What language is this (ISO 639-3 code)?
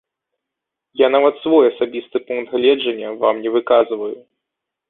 bel